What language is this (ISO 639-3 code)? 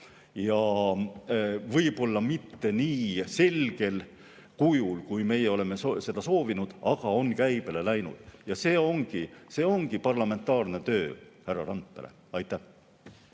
est